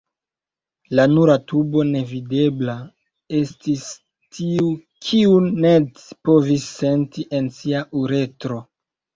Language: Esperanto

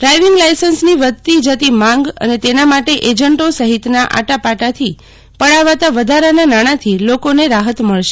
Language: Gujarati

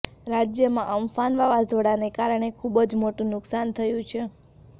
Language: Gujarati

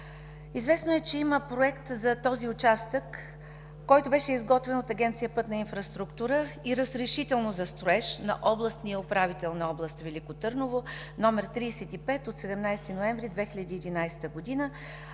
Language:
Bulgarian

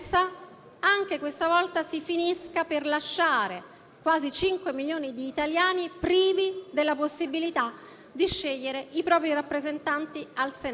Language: Italian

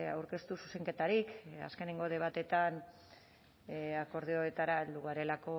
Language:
Basque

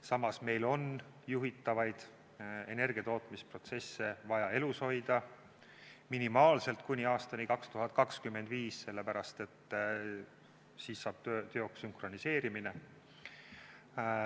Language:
Estonian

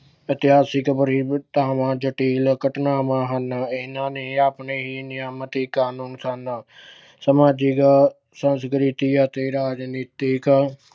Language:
Punjabi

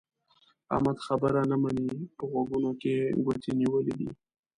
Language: Pashto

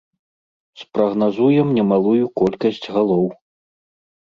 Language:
Belarusian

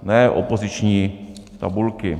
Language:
Czech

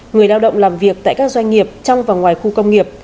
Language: Vietnamese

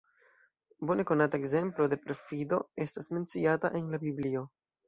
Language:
Esperanto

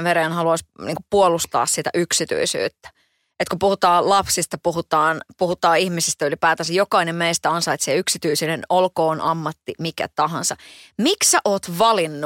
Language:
Finnish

